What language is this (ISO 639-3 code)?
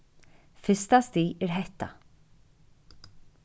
fao